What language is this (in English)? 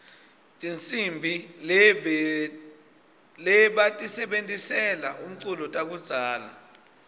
Swati